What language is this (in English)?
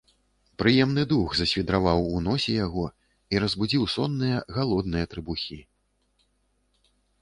Belarusian